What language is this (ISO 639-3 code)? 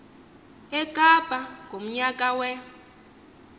xho